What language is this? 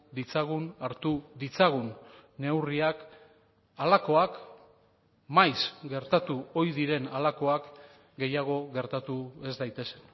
Basque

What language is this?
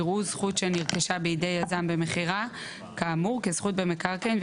Hebrew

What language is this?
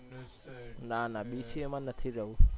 Gujarati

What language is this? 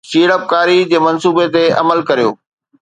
Sindhi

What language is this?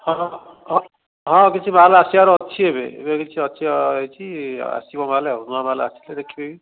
Odia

